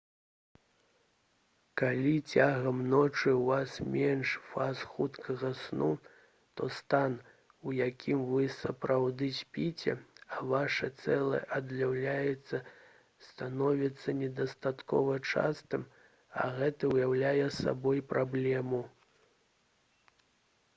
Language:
Belarusian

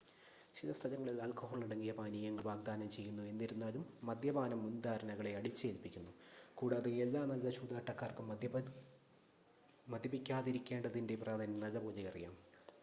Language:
Malayalam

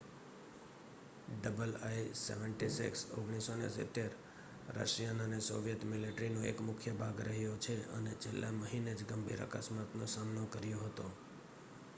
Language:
Gujarati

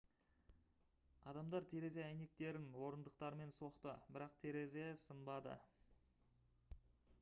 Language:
Kazakh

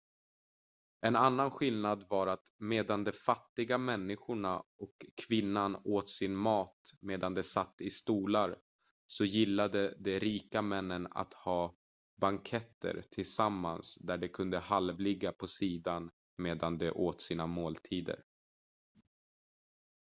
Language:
Swedish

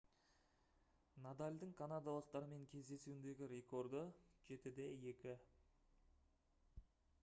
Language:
Kazakh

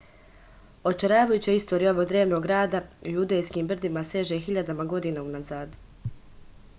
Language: Serbian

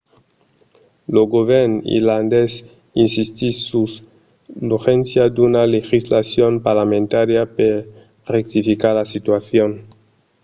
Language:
Occitan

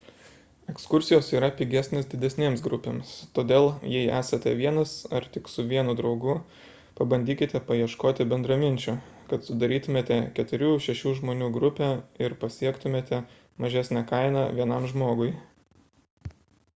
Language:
Lithuanian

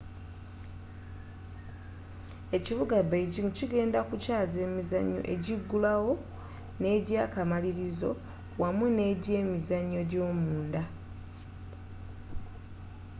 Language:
Ganda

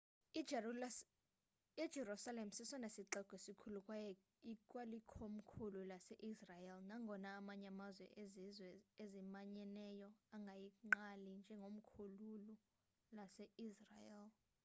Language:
Xhosa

